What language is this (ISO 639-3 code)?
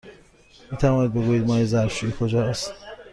fas